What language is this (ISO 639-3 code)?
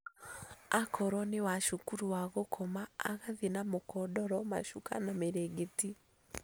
kik